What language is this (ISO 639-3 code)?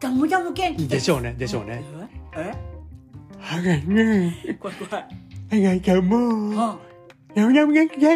jpn